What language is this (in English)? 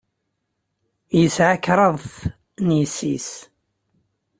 Kabyle